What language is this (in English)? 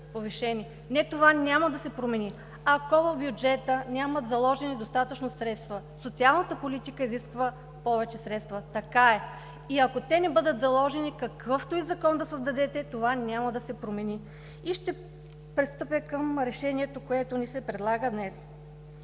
Bulgarian